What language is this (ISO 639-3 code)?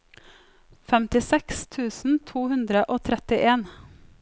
nor